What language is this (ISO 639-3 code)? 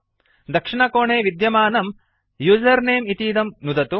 san